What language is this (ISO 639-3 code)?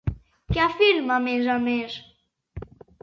cat